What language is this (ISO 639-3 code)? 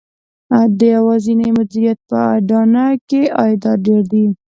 pus